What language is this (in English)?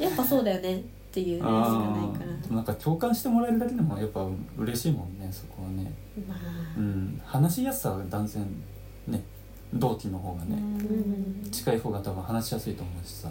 Japanese